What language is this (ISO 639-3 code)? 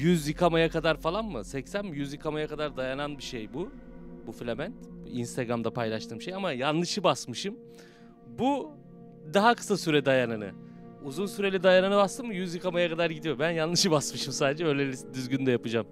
tur